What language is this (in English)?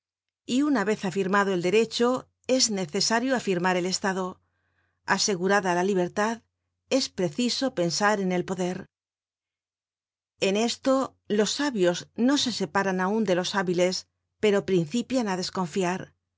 Spanish